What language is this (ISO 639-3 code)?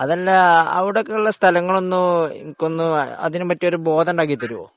mal